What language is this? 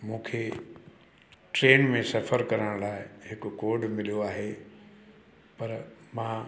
Sindhi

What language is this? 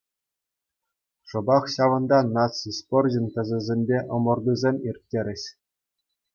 Chuvash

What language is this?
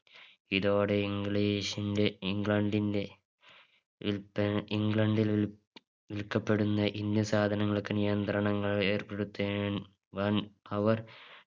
Malayalam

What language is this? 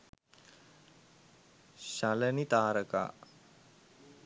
Sinhala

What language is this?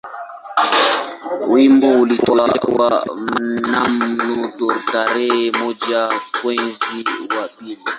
Swahili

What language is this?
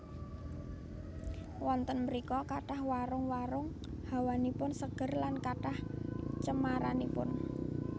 Javanese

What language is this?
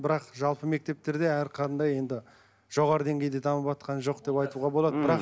Kazakh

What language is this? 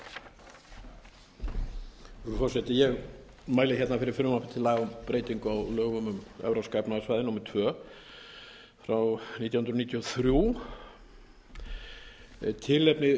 Icelandic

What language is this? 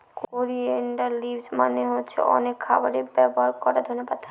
Bangla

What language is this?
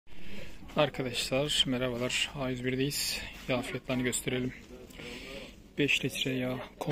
Turkish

